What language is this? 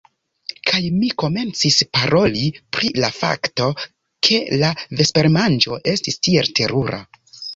Esperanto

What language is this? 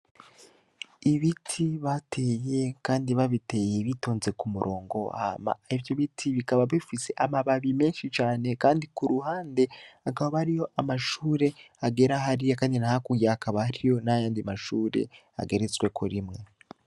Rundi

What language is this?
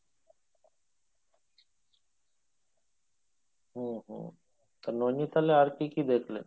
Bangla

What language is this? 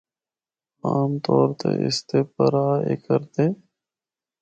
Northern Hindko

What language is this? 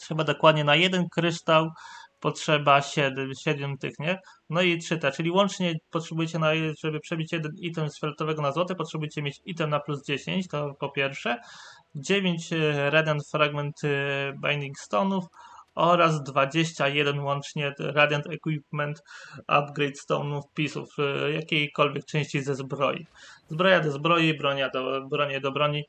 Polish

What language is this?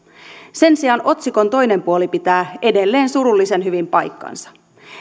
Finnish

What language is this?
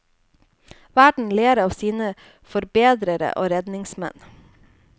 Norwegian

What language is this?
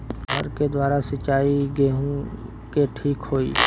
Bhojpuri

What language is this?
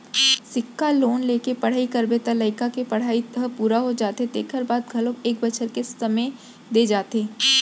Chhattisgarhi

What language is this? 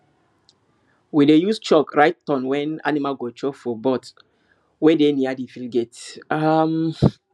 Nigerian Pidgin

